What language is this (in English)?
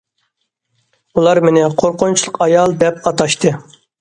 Uyghur